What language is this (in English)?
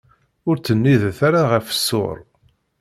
Kabyle